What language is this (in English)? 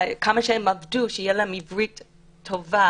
Hebrew